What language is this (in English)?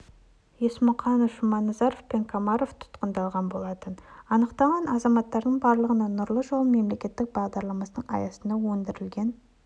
Kazakh